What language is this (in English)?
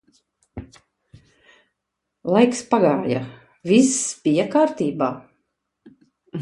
Latvian